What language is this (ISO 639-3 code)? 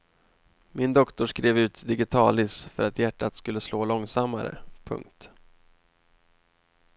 swe